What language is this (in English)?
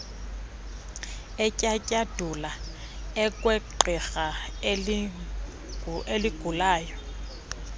Xhosa